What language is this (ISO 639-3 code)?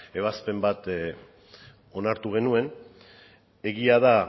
eus